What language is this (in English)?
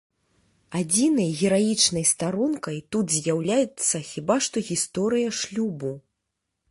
Belarusian